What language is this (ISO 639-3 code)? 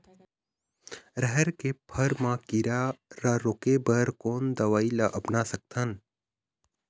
hne